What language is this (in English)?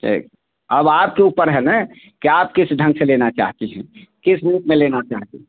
Hindi